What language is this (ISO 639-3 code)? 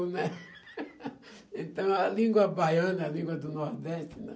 por